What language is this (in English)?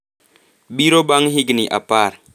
Luo (Kenya and Tanzania)